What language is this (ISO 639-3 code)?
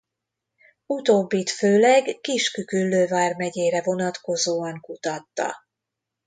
hun